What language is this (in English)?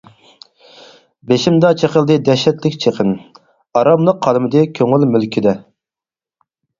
Uyghur